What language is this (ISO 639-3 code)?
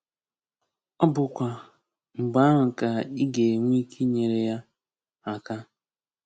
ibo